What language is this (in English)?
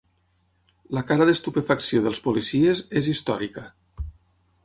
Catalan